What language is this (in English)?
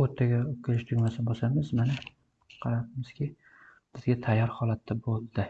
Turkish